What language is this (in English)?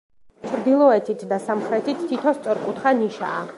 Georgian